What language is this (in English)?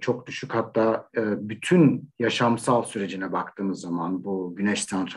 Turkish